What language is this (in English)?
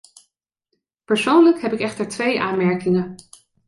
Dutch